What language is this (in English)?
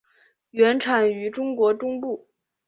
Chinese